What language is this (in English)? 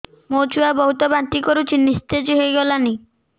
Odia